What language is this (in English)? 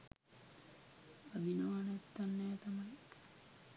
Sinhala